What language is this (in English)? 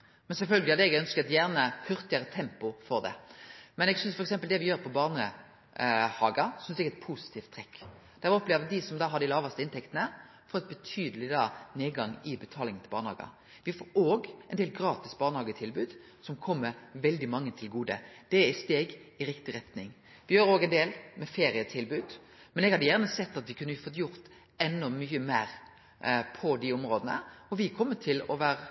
Norwegian Nynorsk